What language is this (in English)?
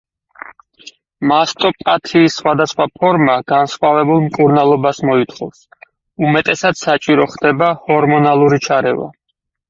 Georgian